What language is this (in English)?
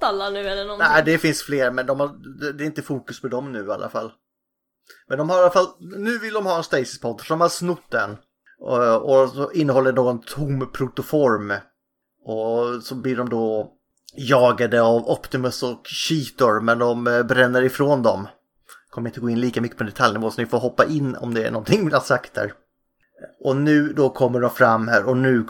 Swedish